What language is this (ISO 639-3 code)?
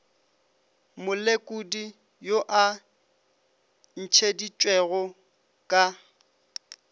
nso